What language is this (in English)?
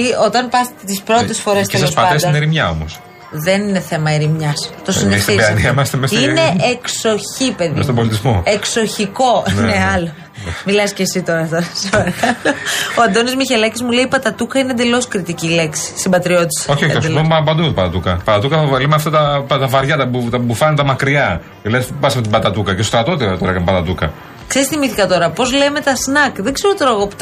Greek